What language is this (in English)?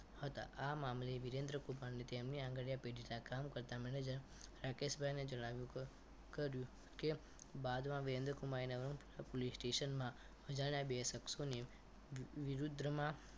Gujarati